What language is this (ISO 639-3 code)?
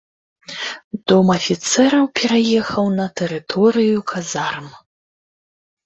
bel